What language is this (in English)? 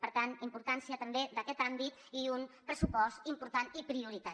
Catalan